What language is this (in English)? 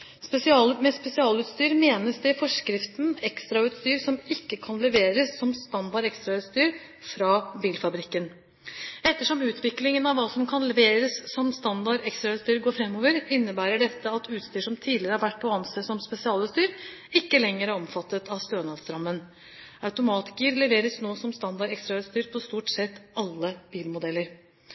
Norwegian Bokmål